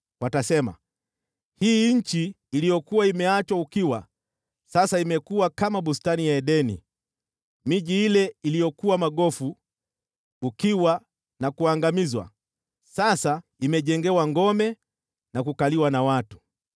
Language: Swahili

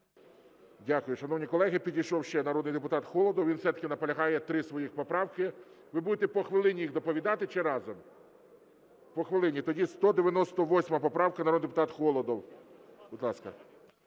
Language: Ukrainian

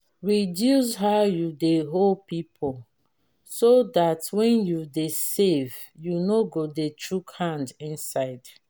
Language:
Nigerian Pidgin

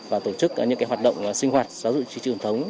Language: Vietnamese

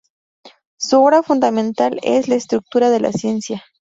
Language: Spanish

